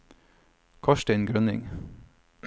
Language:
Norwegian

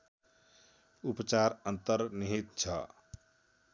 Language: Nepali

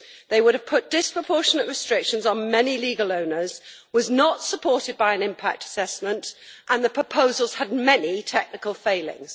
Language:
English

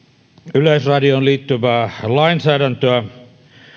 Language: Finnish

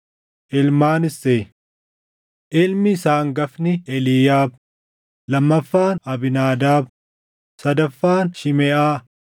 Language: Oromo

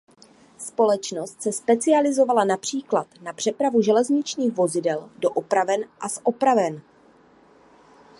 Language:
Czech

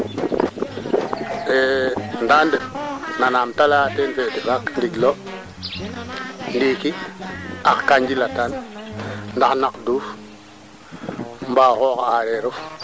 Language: Serer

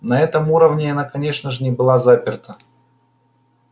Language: Russian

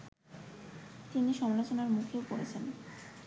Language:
Bangla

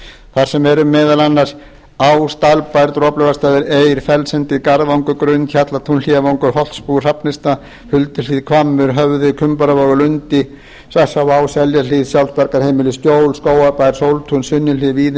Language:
Icelandic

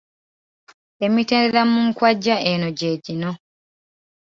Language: Ganda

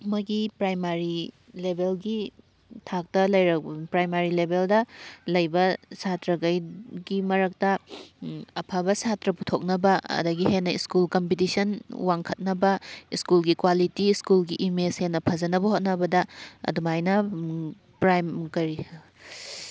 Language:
Manipuri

